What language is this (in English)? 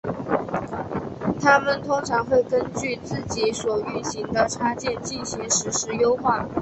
Chinese